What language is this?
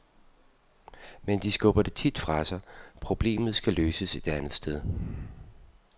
Danish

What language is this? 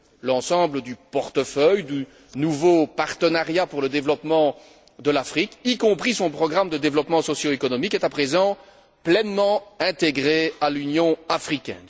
French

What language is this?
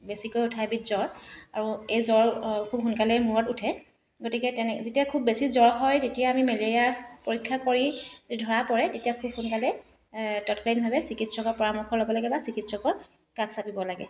Assamese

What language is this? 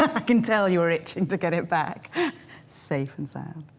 English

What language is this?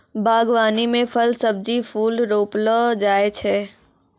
Maithili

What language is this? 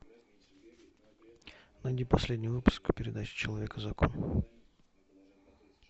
Russian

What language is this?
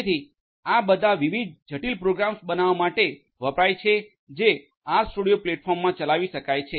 Gujarati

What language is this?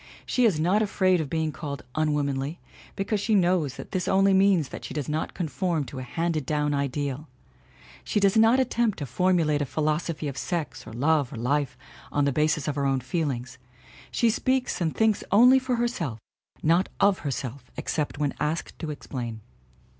English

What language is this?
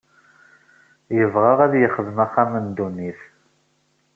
Kabyle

